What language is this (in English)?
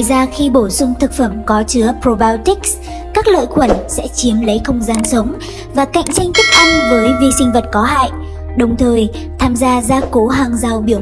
Vietnamese